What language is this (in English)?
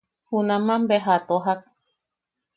Yaqui